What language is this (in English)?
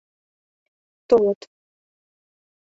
Mari